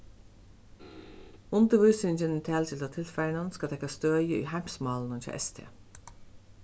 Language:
Faroese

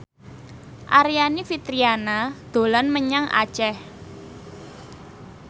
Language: Javanese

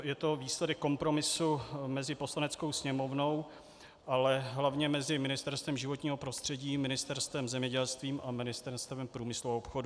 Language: Czech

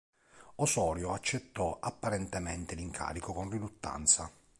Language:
Italian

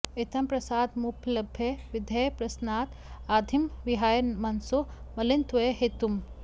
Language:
Sanskrit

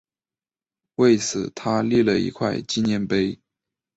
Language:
Chinese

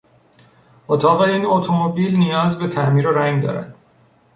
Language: Persian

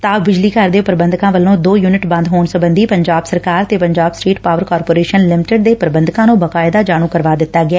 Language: Punjabi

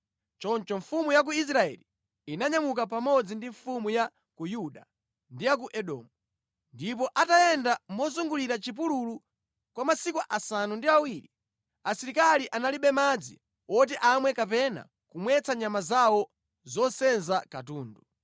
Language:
Nyanja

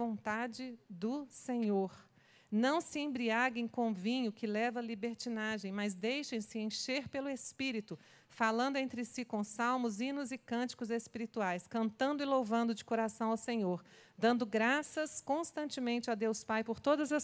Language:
Portuguese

